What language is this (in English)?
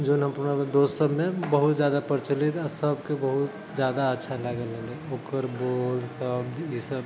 Maithili